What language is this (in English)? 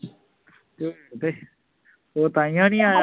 Punjabi